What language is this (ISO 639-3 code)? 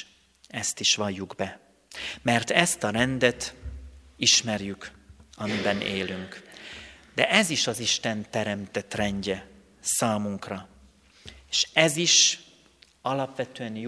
hun